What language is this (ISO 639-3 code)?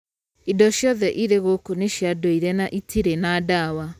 kik